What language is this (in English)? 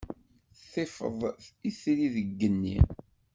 Kabyle